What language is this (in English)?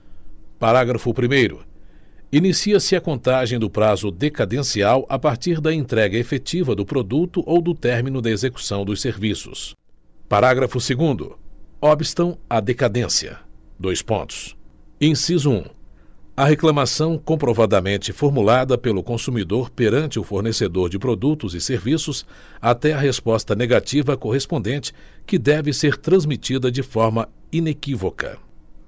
Portuguese